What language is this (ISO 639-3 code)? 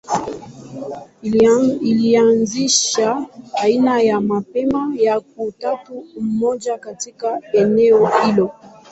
swa